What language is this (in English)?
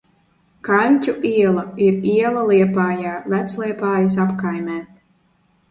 Latvian